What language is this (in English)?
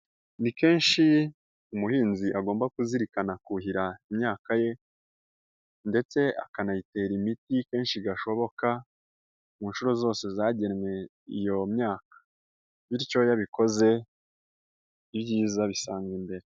Kinyarwanda